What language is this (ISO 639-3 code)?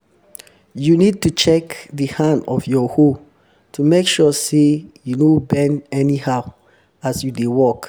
pcm